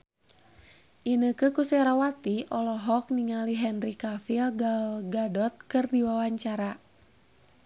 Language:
Sundanese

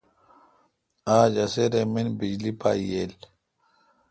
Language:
Kalkoti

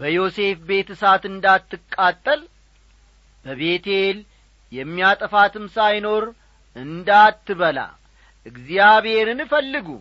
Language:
Amharic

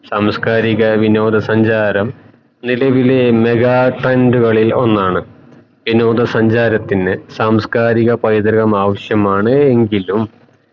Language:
Malayalam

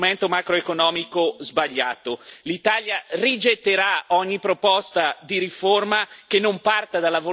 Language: Italian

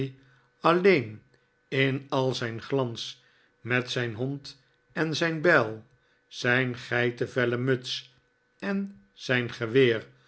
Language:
Dutch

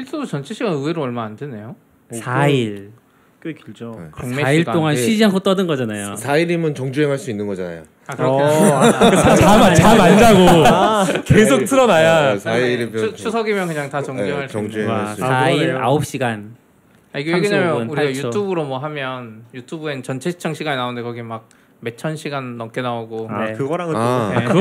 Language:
Korean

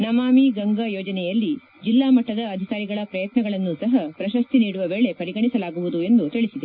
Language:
Kannada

